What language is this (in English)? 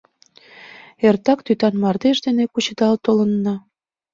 Mari